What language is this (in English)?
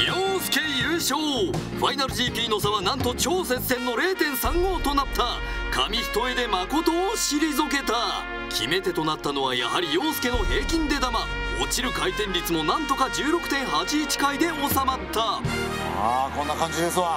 Japanese